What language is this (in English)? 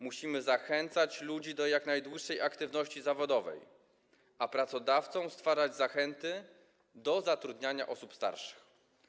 Polish